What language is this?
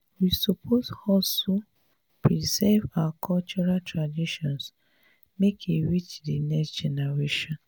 Nigerian Pidgin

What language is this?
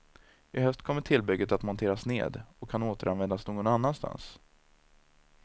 Swedish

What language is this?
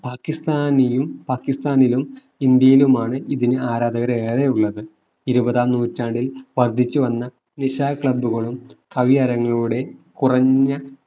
Malayalam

